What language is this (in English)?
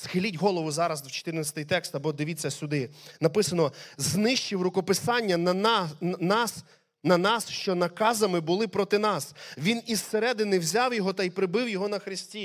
Ukrainian